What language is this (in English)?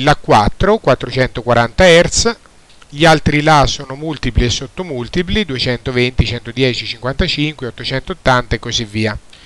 Italian